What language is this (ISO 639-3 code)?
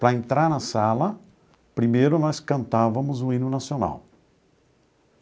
por